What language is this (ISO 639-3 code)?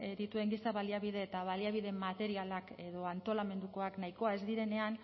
eus